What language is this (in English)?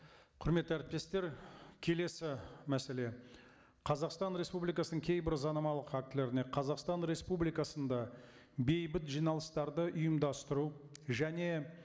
Kazakh